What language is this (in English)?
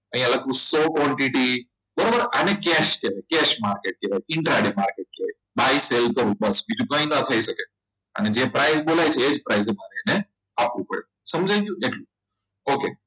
Gujarati